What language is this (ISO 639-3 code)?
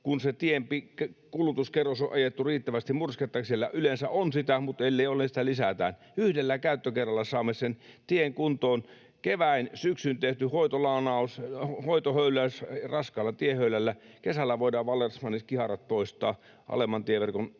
fin